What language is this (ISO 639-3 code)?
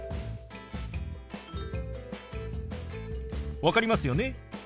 jpn